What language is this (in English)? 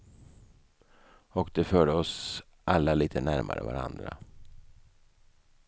Swedish